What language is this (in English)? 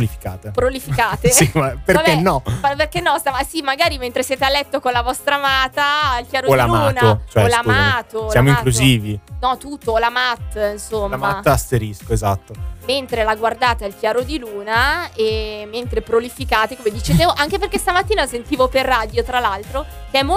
Italian